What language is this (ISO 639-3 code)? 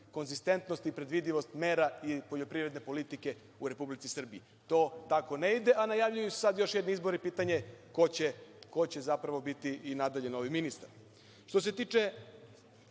srp